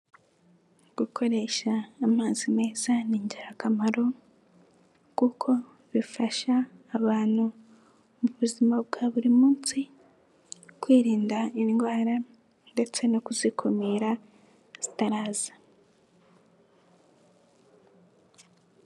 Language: Kinyarwanda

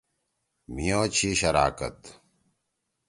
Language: Torwali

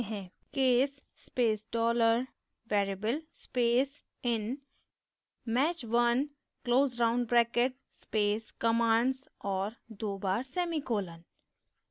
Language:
Hindi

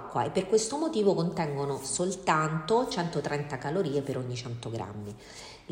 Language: Italian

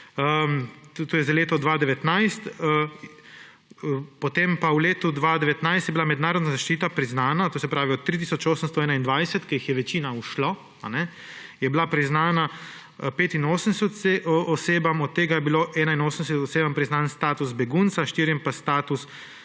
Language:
Slovenian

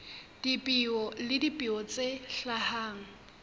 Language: Southern Sotho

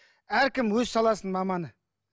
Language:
Kazakh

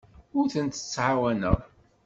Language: Kabyle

